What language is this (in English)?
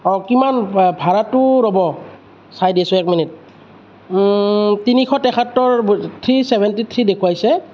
Assamese